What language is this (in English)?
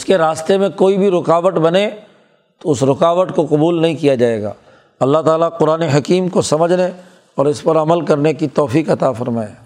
Urdu